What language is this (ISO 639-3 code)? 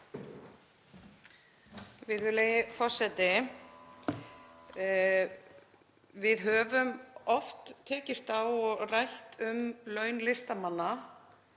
isl